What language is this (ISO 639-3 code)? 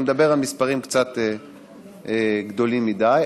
heb